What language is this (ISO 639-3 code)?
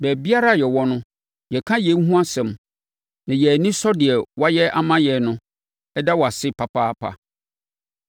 aka